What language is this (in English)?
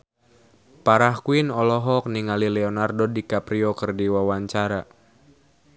Sundanese